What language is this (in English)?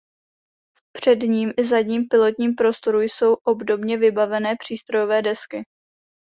Czech